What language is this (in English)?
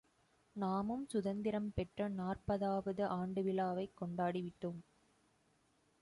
Tamil